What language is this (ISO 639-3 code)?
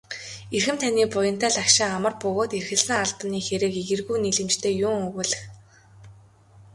mon